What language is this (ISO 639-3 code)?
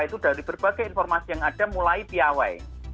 ind